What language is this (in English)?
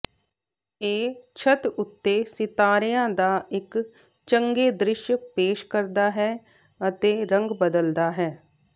Punjabi